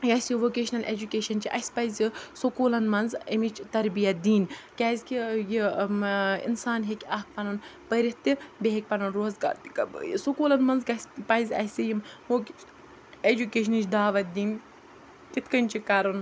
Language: Kashmiri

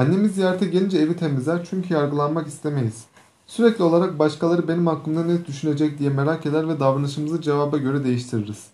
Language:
Turkish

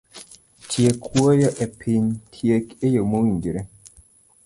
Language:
Luo (Kenya and Tanzania)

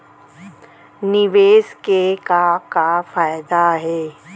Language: Chhattisgarhi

